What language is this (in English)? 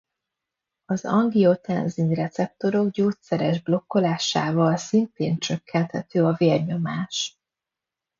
Hungarian